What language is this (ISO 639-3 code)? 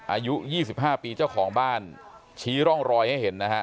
tha